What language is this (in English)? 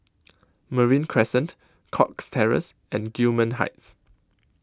English